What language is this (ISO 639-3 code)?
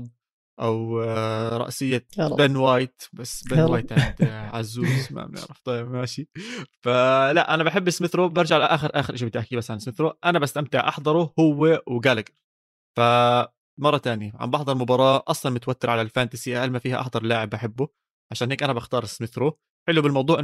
ara